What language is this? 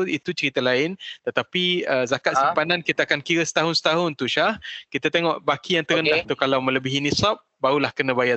Malay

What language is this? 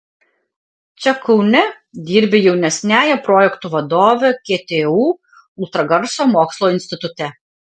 Lithuanian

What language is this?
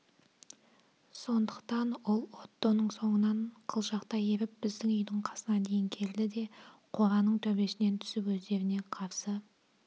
Kazakh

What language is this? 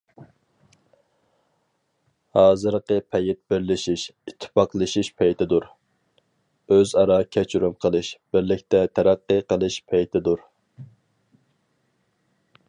Uyghur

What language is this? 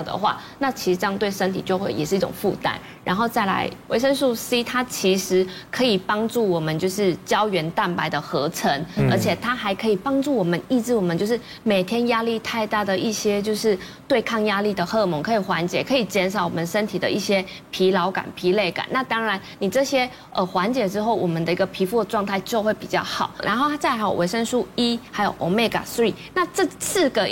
Chinese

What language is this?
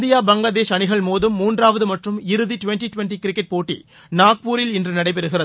Tamil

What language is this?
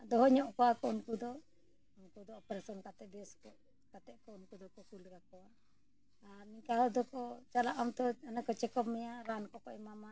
Santali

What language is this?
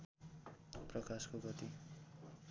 Nepali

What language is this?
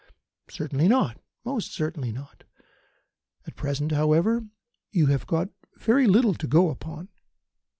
English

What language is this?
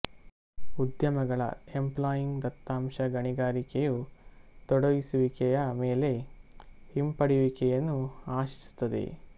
Kannada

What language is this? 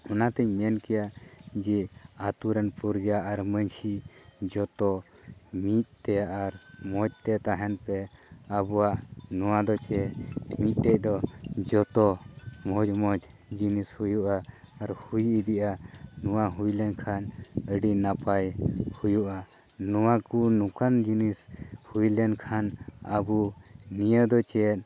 Santali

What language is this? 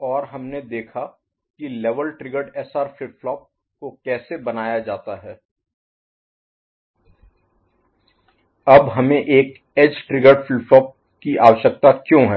Hindi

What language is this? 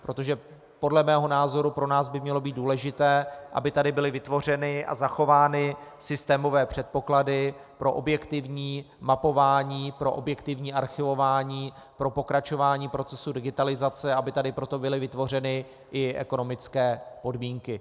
Czech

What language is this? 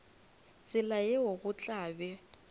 Northern Sotho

